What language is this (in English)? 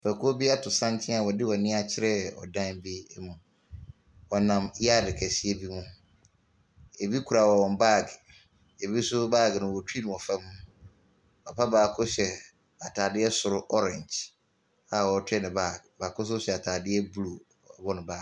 Akan